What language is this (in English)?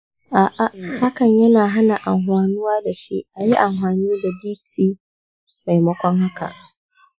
Hausa